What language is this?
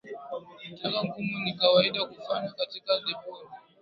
Swahili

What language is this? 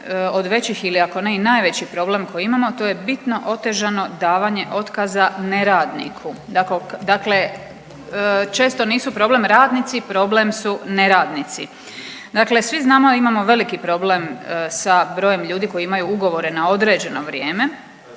Croatian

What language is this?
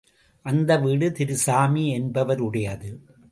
Tamil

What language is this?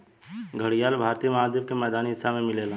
Bhojpuri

